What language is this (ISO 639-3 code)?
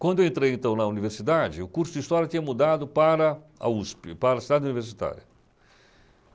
por